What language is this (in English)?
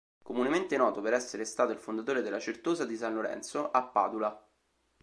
Italian